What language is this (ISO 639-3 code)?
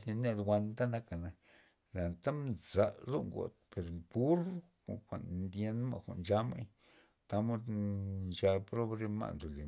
ztp